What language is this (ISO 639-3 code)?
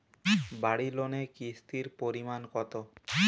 ben